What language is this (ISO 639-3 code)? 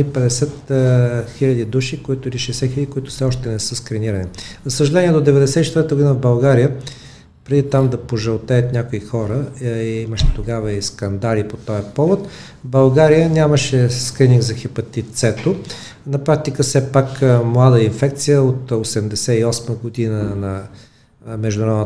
bul